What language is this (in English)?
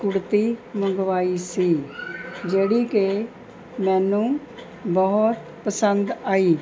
Punjabi